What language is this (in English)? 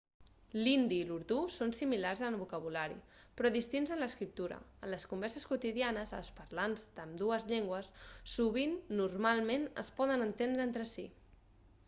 Catalan